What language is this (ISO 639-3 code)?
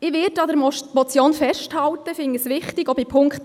gsw